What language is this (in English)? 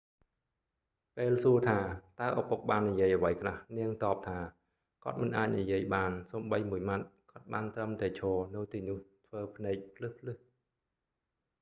Khmer